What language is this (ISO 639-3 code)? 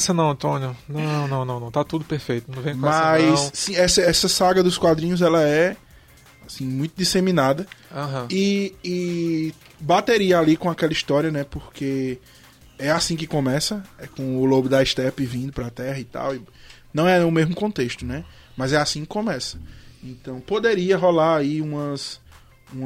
por